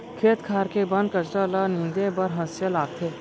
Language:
Chhattisgarhi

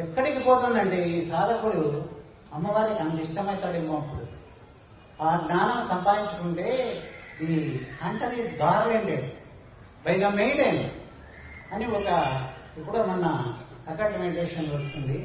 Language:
Telugu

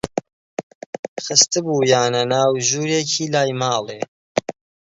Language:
Central Kurdish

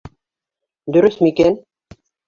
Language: Bashkir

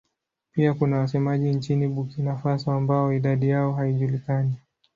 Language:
Swahili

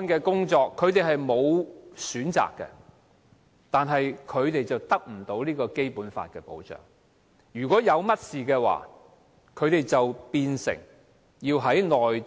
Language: Cantonese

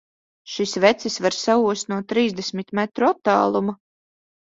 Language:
Latvian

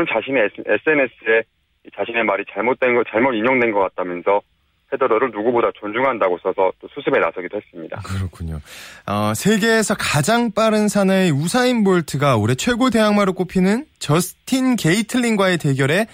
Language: Korean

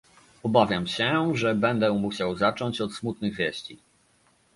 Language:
Polish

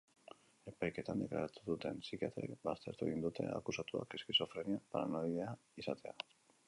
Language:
Basque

